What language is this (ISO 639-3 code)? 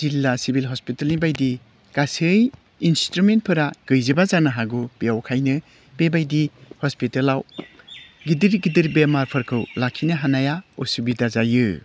brx